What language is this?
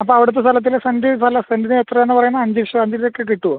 Malayalam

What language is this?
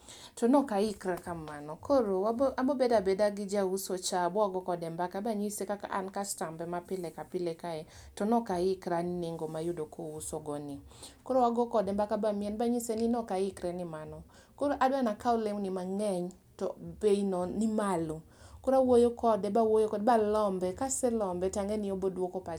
Luo (Kenya and Tanzania)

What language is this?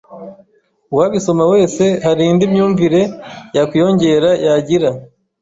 Kinyarwanda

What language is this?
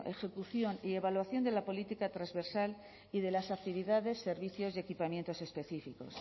Spanish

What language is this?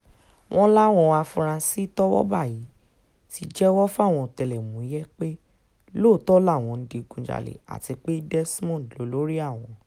Yoruba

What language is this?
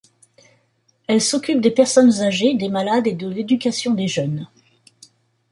French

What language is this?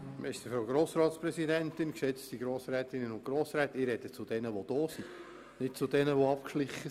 Swiss German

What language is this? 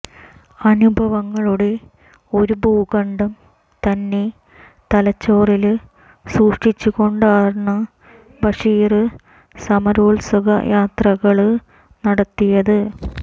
Malayalam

